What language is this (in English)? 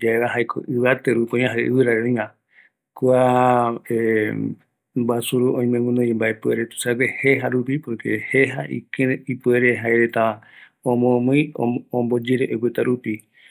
Eastern Bolivian Guaraní